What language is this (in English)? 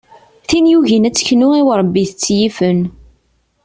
Kabyle